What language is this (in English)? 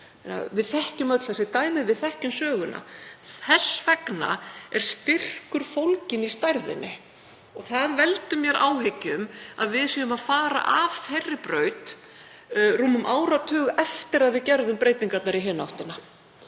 Icelandic